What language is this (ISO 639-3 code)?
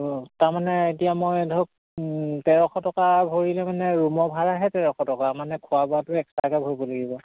asm